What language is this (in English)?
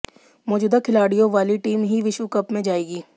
Hindi